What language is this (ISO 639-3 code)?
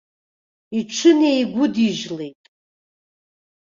abk